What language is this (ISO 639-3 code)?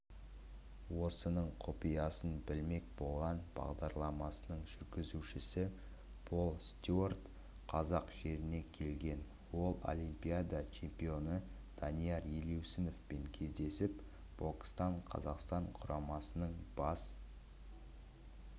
kaz